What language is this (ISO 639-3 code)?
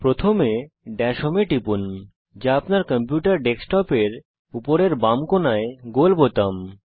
ben